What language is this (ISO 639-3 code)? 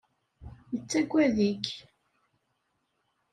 kab